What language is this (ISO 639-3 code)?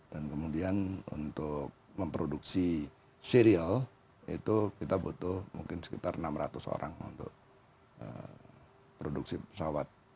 ind